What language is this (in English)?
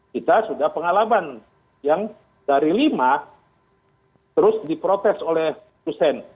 Indonesian